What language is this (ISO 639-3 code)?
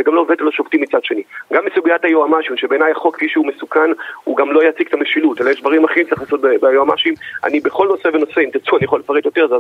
heb